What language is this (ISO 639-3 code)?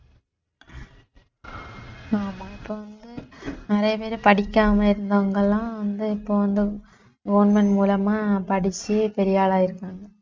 tam